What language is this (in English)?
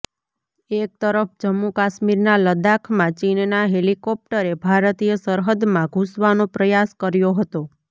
Gujarati